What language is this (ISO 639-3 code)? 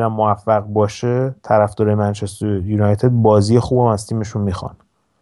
fas